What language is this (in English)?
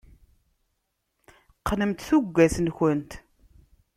Kabyle